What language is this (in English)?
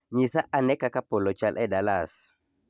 Luo (Kenya and Tanzania)